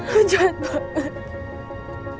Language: Indonesian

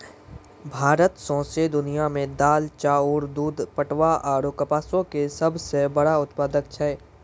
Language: Maithili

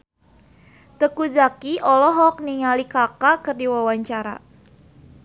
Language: Sundanese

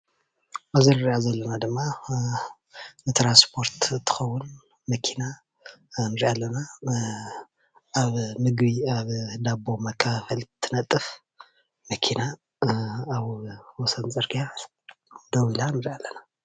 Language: Tigrinya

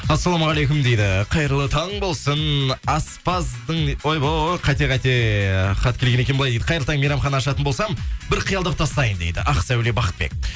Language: Kazakh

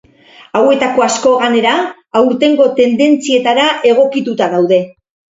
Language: Basque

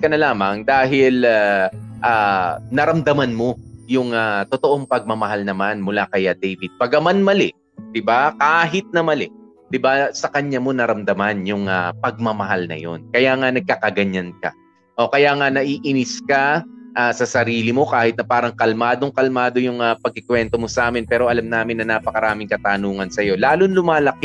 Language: Filipino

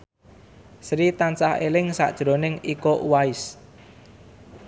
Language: Javanese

